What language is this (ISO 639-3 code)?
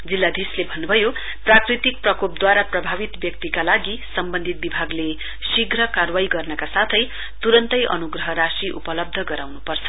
nep